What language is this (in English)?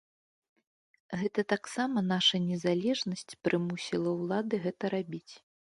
Belarusian